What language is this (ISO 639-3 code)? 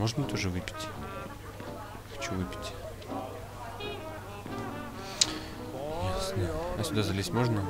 rus